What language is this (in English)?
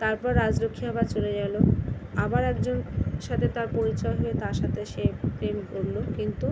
Bangla